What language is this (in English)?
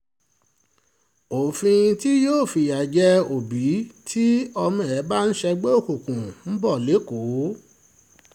Yoruba